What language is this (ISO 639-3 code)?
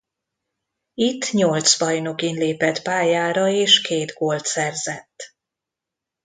hun